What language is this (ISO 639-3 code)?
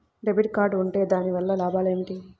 tel